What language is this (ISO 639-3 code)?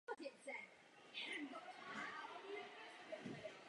ces